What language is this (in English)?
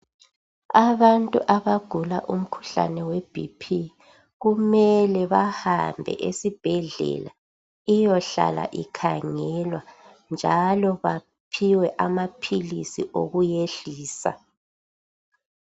North Ndebele